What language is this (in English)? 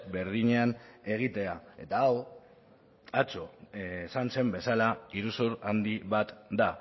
Basque